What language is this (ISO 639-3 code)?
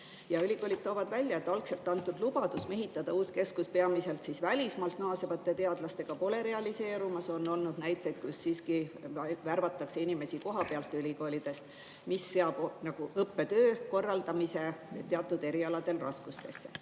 est